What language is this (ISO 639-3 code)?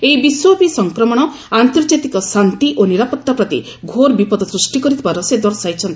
ori